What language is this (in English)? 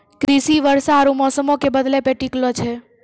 Maithili